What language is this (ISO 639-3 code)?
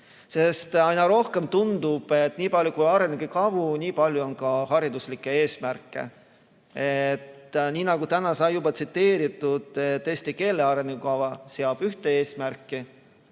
est